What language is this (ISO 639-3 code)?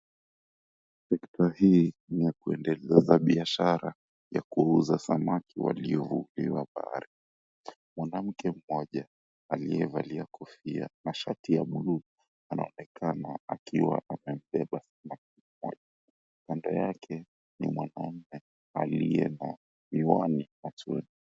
swa